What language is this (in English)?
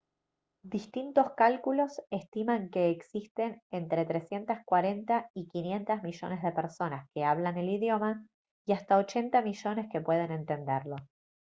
Spanish